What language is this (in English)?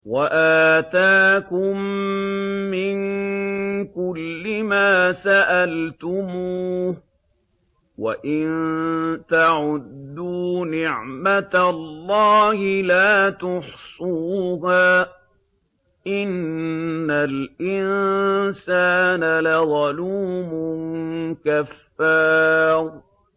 Arabic